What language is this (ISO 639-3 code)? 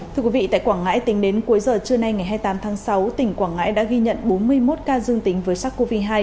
vie